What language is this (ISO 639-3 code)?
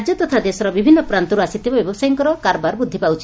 ori